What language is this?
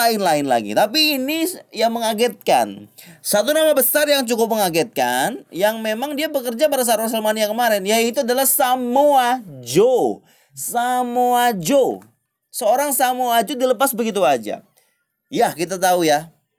Indonesian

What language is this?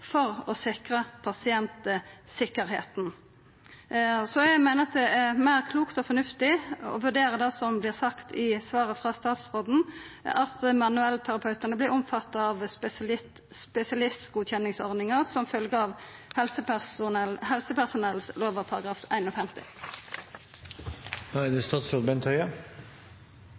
Norwegian Nynorsk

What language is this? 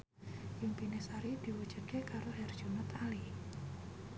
Javanese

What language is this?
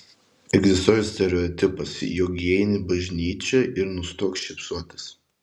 Lithuanian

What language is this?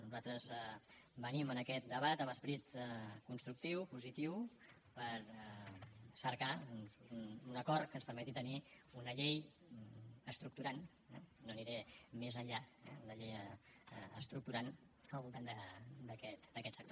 Catalan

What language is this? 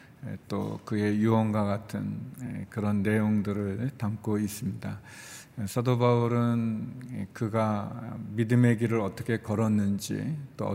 Korean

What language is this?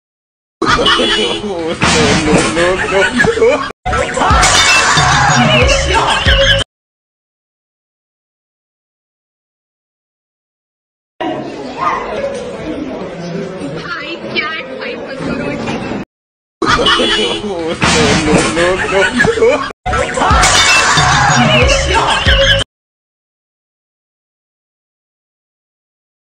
Thai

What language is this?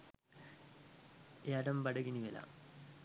Sinhala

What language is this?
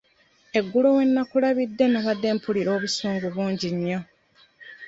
Ganda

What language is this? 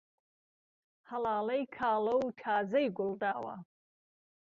Central Kurdish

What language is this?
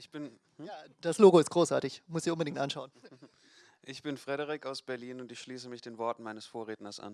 German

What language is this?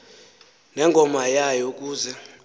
Xhosa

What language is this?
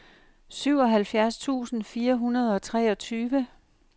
Danish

